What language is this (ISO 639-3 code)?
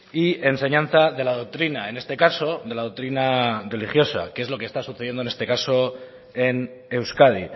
spa